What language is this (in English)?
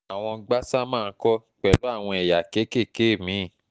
Yoruba